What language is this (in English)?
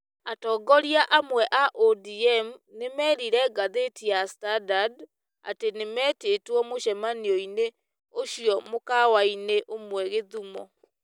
Kikuyu